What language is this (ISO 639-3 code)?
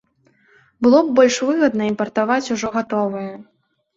bel